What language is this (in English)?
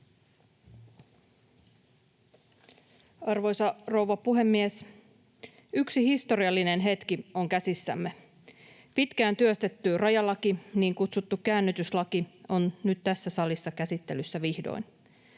Finnish